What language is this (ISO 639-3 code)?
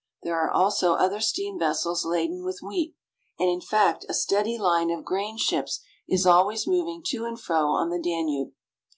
eng